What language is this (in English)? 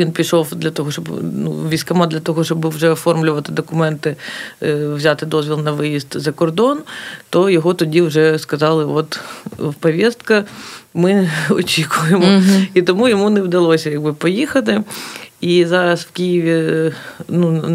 Ukrainian